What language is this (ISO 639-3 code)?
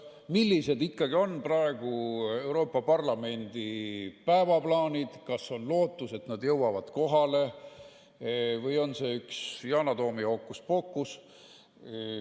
est